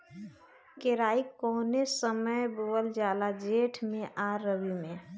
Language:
Bhojpuri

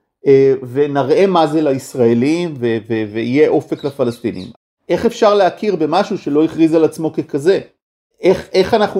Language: Hebrew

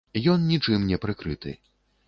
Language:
Belarusian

